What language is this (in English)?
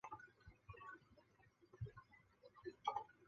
Chinese